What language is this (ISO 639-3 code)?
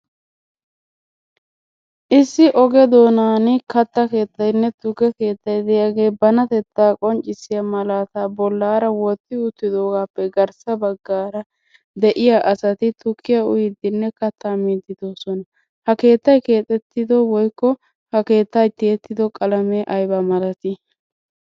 wal